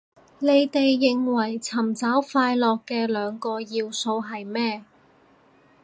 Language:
Cantonese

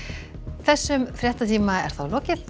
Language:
Icelandic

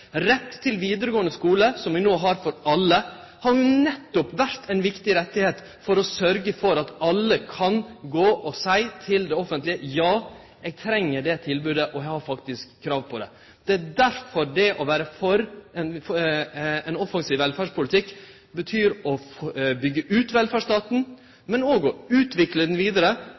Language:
Norwegian Nynorsk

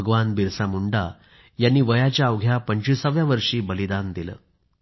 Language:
Marathi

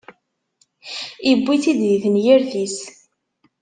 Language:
Kabyle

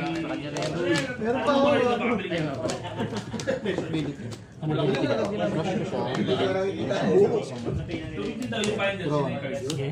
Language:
Filipino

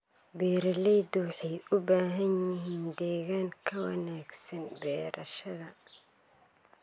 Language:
Somali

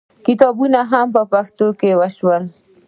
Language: Pashto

